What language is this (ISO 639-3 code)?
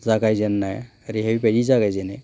brx